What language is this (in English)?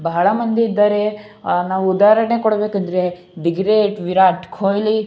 Kannada